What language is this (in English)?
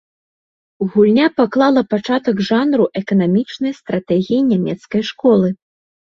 Belarusian